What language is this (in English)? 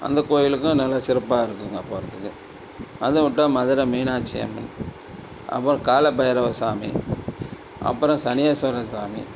Tamil